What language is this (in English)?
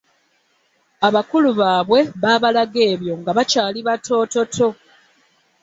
Ganda